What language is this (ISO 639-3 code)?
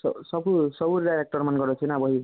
ori